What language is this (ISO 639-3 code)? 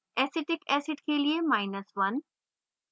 hin